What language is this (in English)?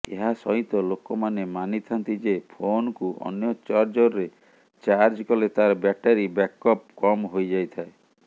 Odia